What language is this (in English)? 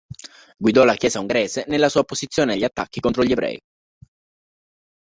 Italian